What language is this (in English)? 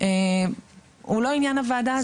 Hebrew